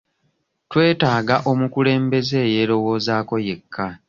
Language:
Ganda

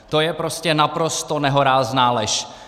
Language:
Czech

